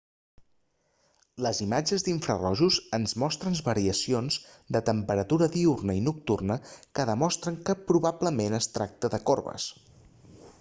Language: Catalan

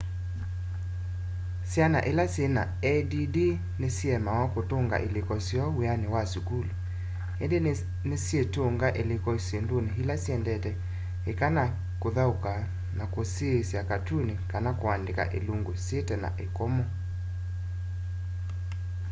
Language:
Kamba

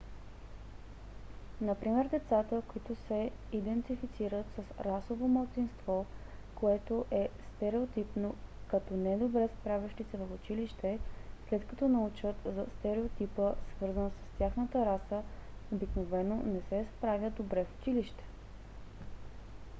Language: Bulgarian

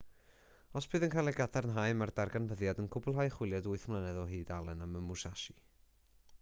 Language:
Welsh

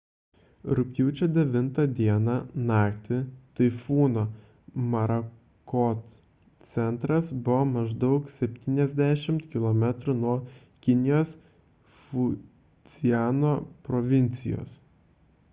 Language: Lithuanian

